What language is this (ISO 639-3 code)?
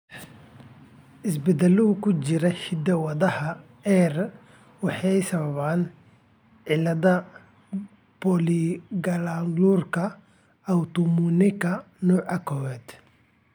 som